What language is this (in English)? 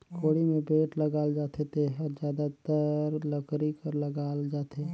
Chhattisgarhi